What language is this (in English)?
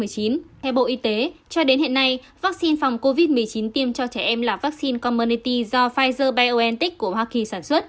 Vietnamese